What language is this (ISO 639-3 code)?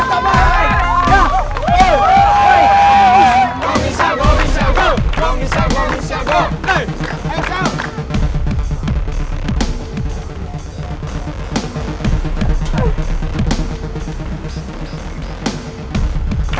ind